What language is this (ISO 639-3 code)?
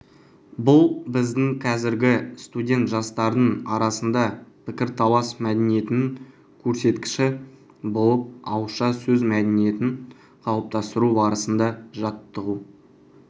kaz